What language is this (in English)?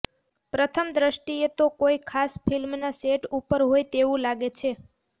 Gujarati